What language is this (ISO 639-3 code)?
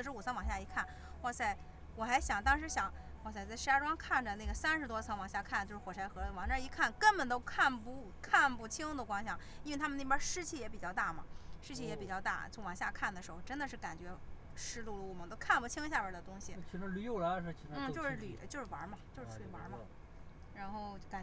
zho